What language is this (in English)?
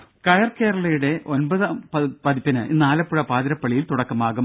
Malayalam